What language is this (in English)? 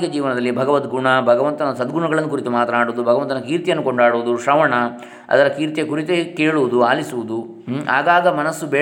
Kannada